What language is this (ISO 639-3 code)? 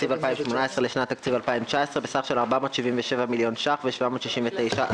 heb